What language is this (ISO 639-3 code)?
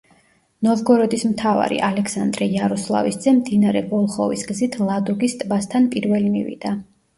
kat